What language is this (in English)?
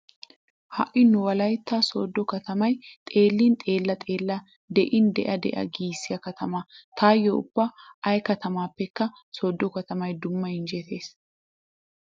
Wolaytta